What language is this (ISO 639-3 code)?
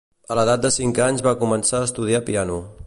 cat